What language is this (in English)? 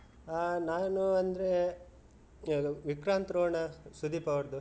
Kannada